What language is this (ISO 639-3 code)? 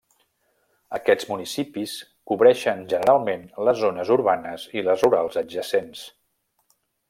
cat